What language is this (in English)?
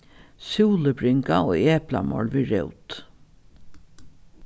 Faroese